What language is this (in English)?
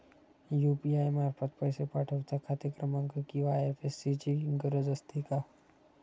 Marathi